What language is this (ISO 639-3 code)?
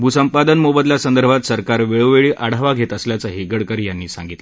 mar